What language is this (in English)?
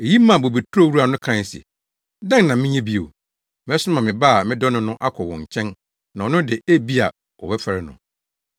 Akan